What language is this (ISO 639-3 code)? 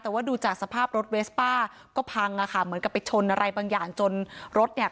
tha